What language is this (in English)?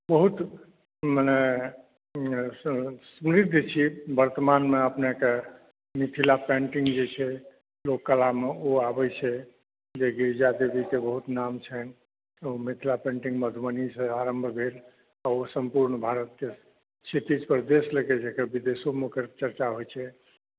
Maithili